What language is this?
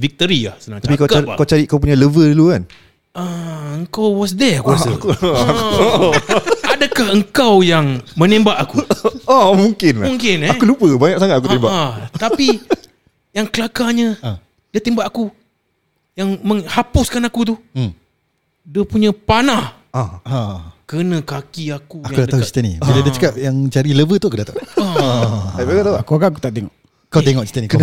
Malay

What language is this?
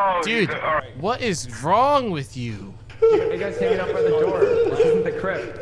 English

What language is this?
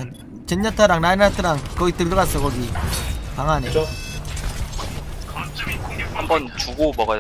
Korean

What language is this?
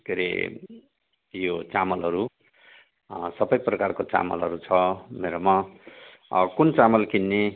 Nepali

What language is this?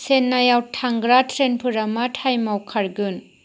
Bodo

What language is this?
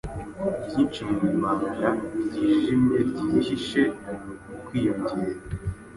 Kinyarwanda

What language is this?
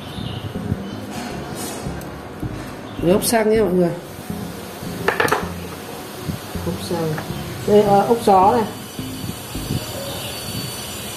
Vietnamese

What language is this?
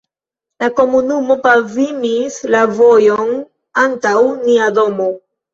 Esperanto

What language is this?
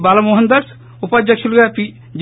Telugu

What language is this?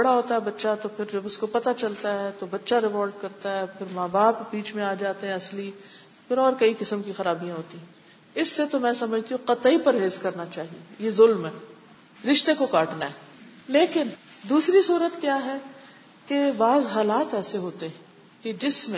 Urdu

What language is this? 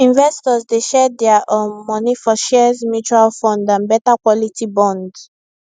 Nigerian Pidgin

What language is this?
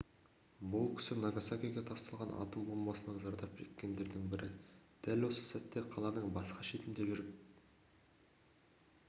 Kazakh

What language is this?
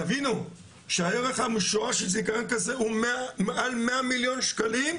Hebrew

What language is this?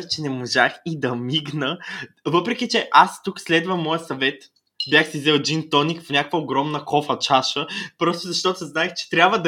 Bulgarian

